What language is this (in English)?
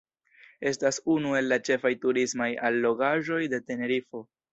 Esperanto